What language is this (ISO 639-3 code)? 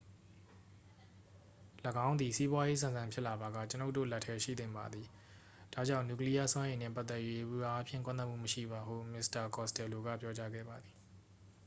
mya